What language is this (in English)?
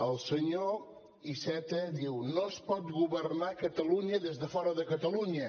Catalan